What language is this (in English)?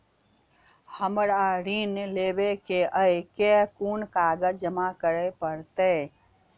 Maithili